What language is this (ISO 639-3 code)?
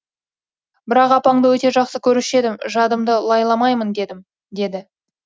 kaz